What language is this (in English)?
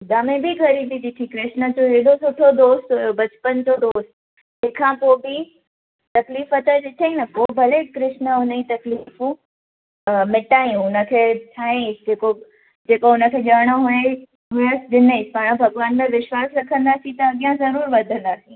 Sindhi